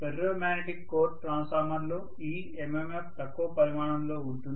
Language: Telugu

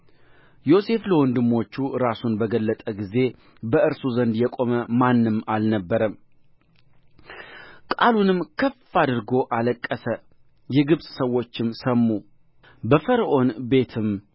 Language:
Amharic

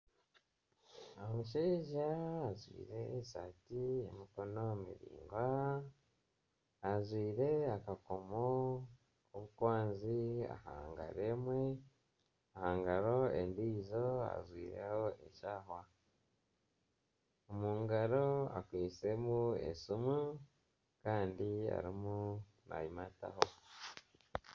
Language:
Nyankole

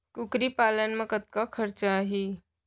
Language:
Chhattisgarhi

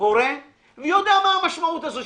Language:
Hebrew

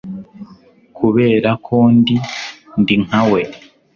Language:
Kinyarwanda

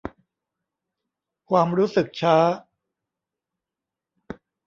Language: Thai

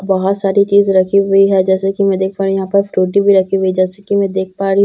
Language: Hindi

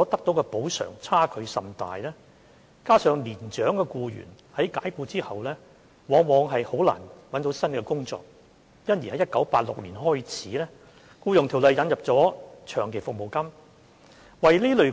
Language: Cantonese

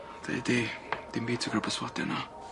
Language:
Welsh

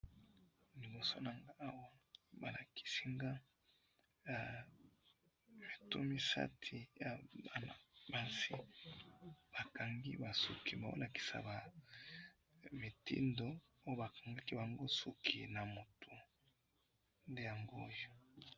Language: Lingala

